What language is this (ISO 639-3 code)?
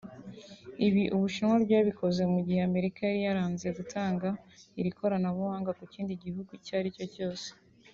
kin